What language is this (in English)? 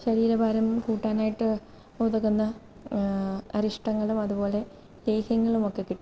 Malayalam